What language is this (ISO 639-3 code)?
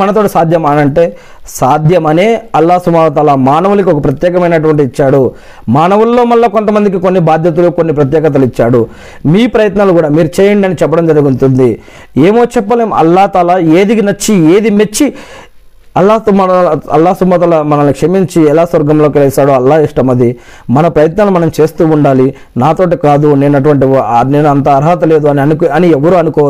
tel